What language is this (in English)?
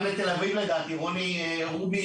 Hebrew